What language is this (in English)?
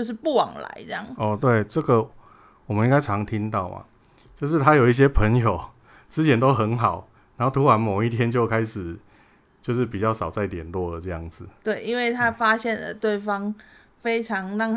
Chinese